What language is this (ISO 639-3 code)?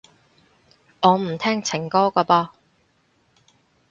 yue